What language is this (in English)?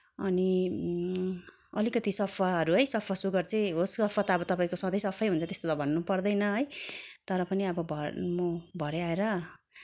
Nepali